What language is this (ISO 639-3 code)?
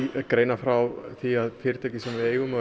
isl